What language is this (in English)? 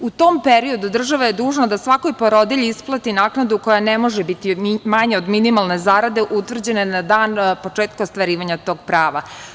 Serbian